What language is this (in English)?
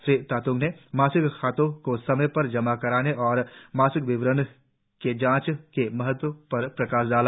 Hindi